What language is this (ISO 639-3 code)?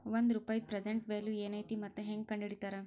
kan